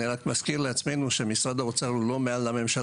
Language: Hebrew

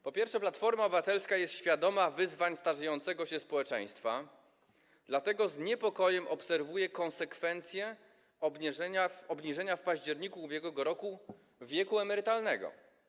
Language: Polish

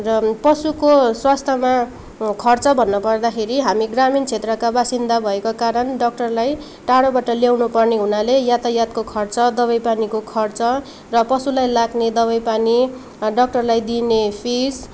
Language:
Nepali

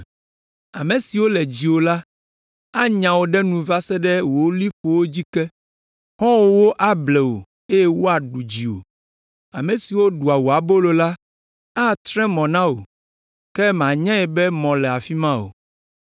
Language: Ewe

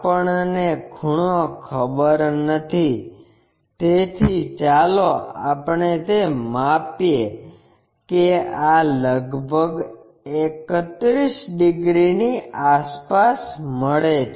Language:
Gujarati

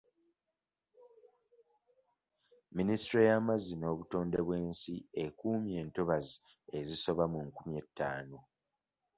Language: Ganda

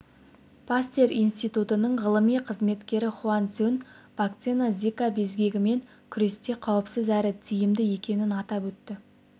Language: Kazakh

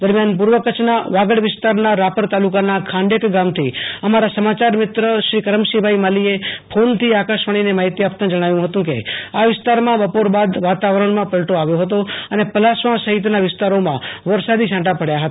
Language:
Gujarati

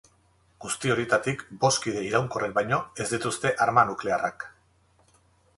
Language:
Basque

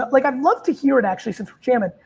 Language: English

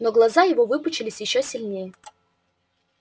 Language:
Russian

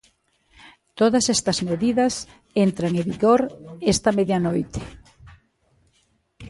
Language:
Galician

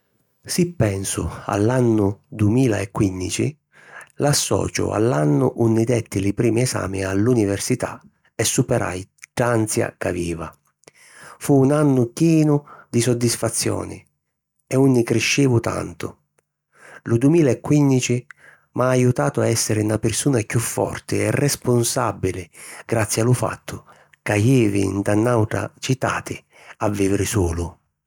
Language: Sicilian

